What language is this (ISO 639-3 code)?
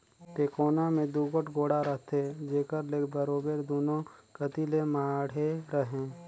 hne